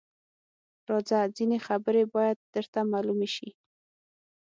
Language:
Pashto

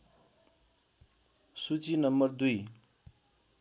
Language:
Nepali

